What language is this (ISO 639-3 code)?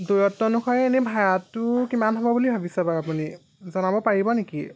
asm